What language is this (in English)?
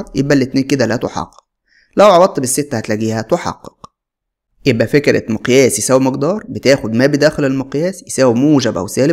Arabic